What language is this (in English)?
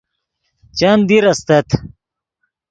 Yidgha